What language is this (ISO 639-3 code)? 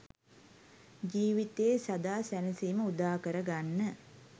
sin